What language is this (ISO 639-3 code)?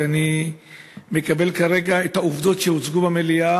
heb